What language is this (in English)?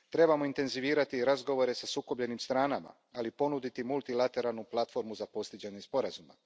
Croatian